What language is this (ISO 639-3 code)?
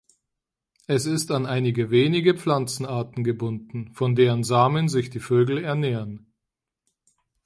deu